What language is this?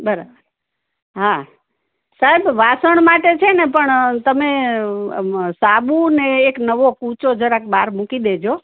Gujarati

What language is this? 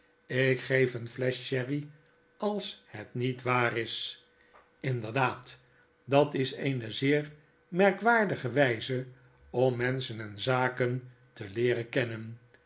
Dutch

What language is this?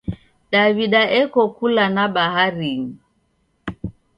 Taita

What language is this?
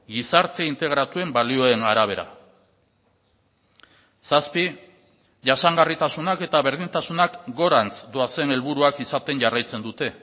Basque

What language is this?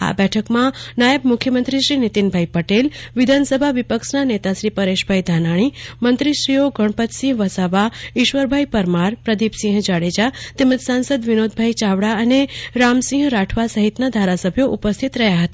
Gujarati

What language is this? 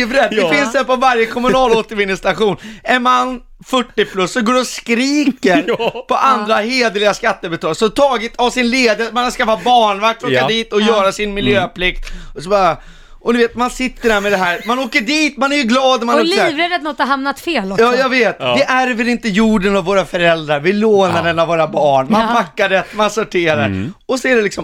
Swedish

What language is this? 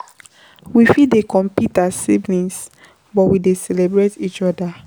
Nigerian Pidgin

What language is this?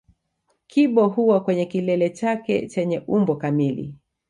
Swahili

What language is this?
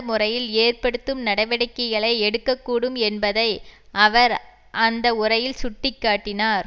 Tamil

